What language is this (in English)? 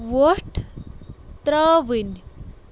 Kashmiri